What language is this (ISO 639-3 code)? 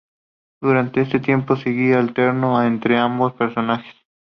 spa